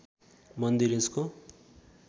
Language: Nepali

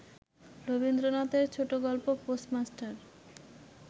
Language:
Bangla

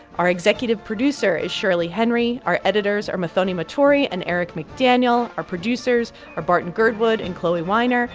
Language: English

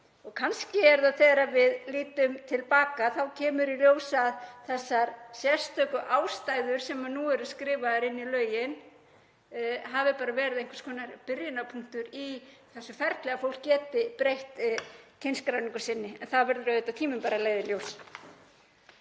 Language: Icelandic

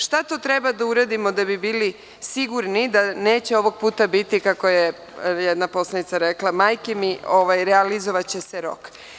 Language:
Serbian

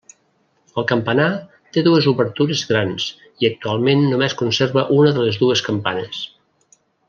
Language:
Catalan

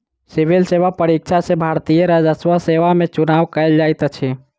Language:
Maithili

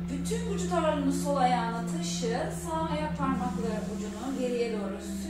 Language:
Turkish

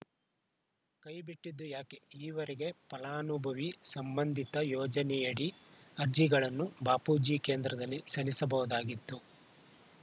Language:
Kannada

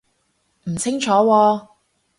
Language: Cantonese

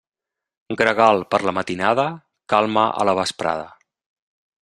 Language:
Catalan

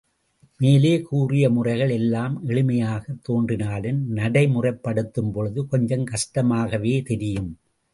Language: Tamil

